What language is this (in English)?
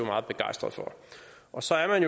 Danish